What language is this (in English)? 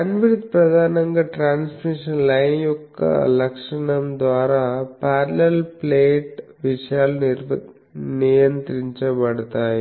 Telugu